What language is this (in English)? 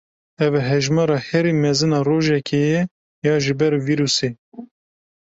Kurdish